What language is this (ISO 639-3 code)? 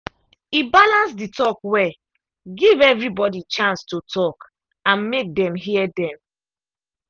pcm